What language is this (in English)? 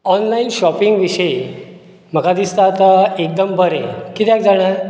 Konkani